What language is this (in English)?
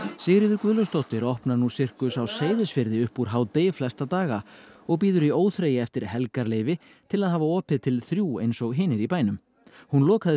Icelandic